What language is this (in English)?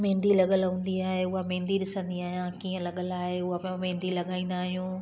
Sindhi